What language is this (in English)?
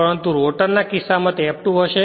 Gujarati